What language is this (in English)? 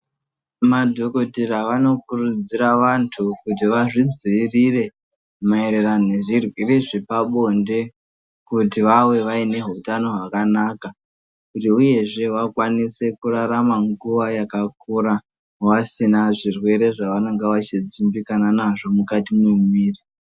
Ndau